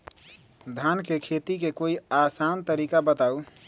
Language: Magahi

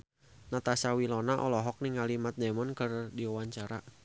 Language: Sundanese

